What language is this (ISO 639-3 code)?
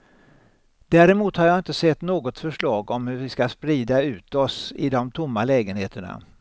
swe